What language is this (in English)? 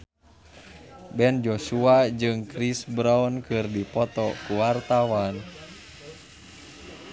Sundanese